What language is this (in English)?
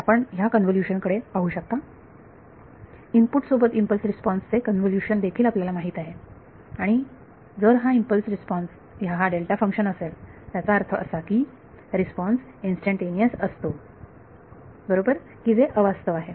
Marathi